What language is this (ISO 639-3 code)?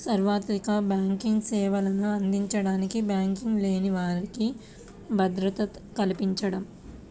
tel